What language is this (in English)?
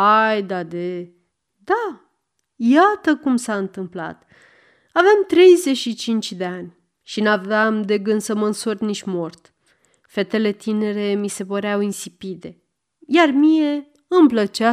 Romanian